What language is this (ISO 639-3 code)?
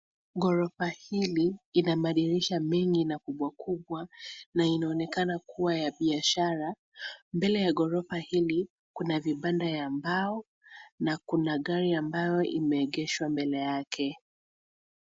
swa